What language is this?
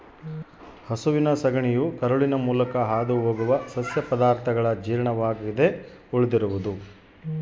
Kannada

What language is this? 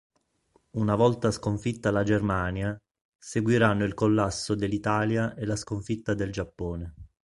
Italian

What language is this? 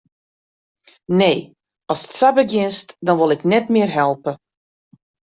Western Frisian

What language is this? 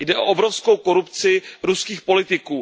Czech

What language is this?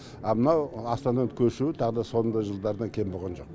Kazakh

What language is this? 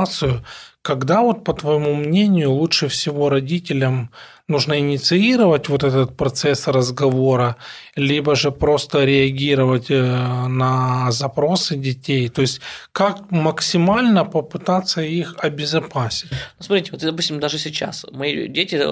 Russian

